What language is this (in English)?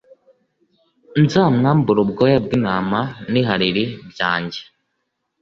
Kinyarwanda